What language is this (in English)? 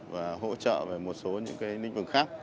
Vietnamese